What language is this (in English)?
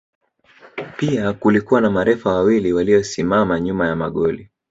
Swahili